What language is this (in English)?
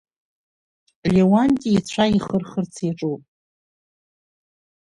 Abkhazian